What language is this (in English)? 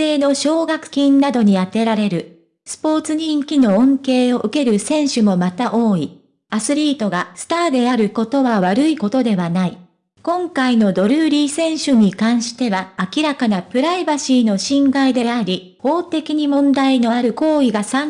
Japanese